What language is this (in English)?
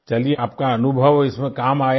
Hindi